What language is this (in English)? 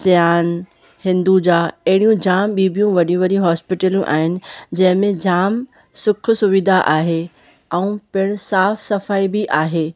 Sindhi